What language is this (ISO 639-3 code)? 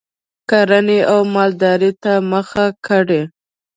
pus